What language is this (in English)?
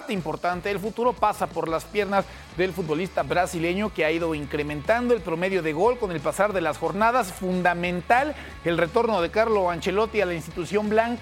Spanish